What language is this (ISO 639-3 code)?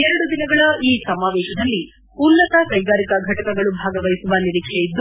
kan